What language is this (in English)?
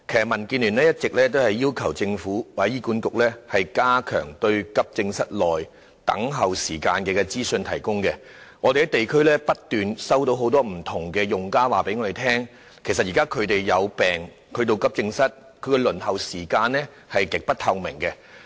Cantonese